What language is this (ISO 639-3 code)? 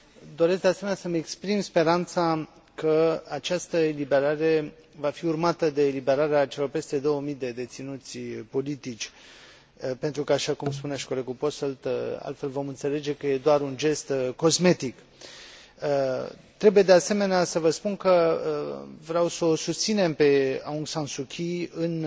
ron